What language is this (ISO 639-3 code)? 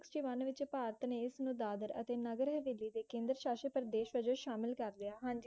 pan